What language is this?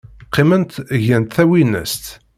Kabyle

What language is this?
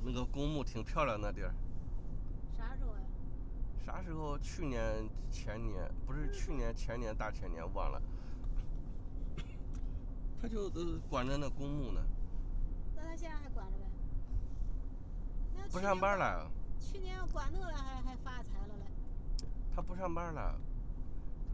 Chinese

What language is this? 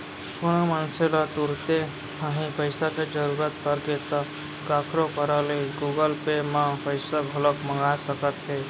Chhattisgarhi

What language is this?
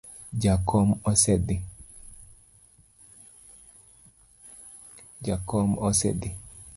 Luo (Kenya and Tanzania)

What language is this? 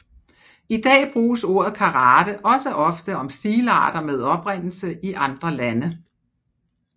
Danish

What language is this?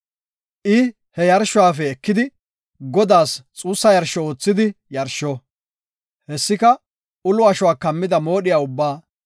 Gofa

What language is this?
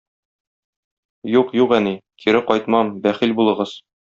Tatar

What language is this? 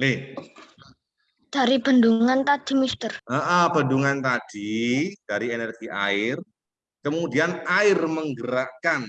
Indonesian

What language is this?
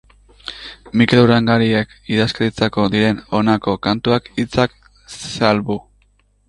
Basque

